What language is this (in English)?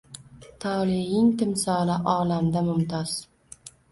Uzbek